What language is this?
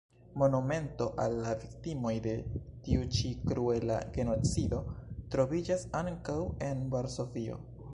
Esperanto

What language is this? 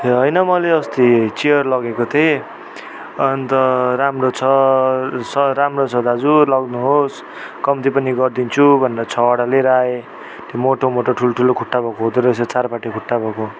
Nepali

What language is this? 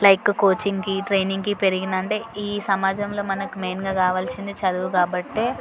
Telugu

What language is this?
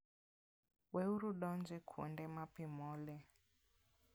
Luo (Kenya and Tanzania)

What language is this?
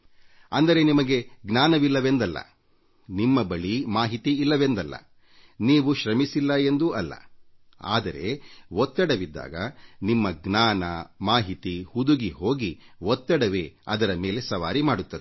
Kannada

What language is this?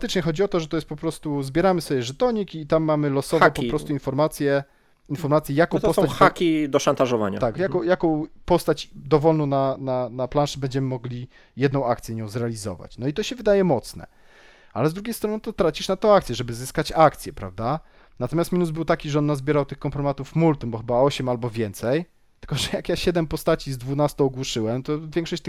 Polish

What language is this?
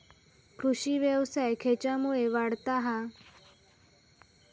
Marathi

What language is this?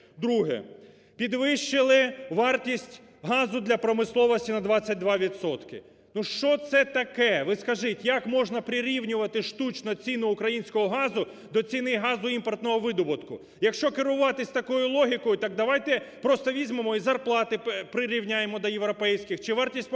Ukrainian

